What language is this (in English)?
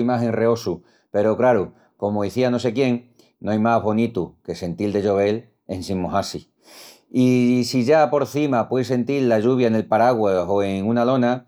Extremaduran